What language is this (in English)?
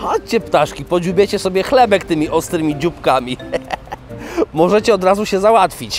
Polish